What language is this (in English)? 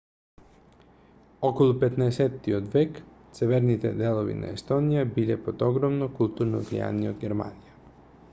Macedonian